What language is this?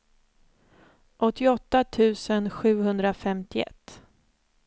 Swedish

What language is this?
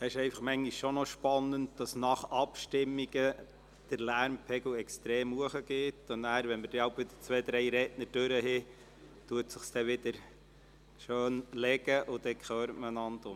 Swiss German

